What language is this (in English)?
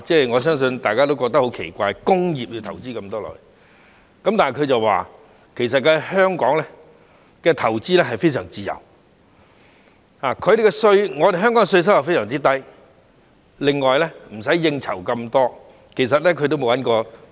Cantonese